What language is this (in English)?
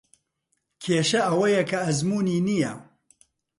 Central Kurdish